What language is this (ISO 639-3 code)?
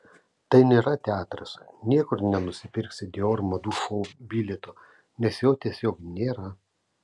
lit